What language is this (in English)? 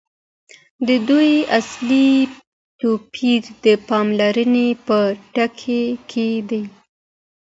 Pashto